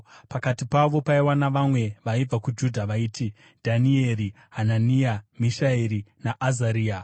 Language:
Shona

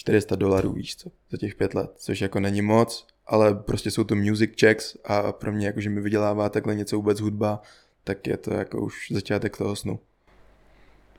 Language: Czech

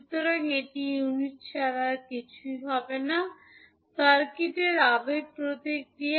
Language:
Bangla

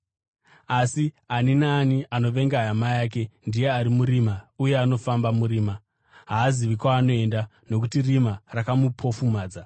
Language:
Shona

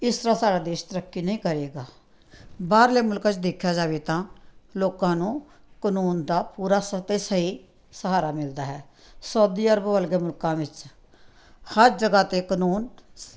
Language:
Punjabi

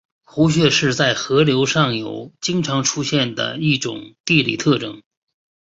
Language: Chinese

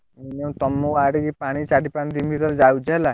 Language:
Odia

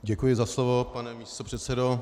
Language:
Czech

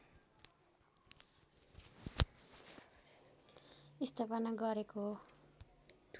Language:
Nepali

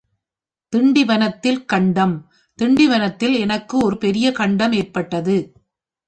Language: Tamil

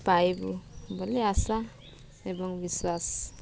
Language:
Odia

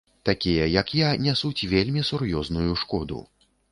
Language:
Belarusian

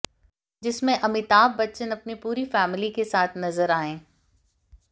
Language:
Hindi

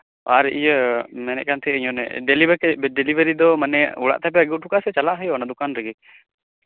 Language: Santali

